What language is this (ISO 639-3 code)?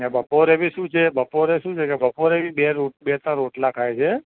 guj